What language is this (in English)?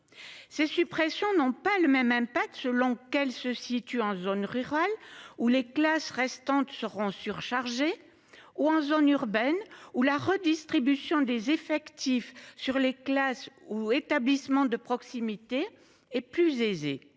French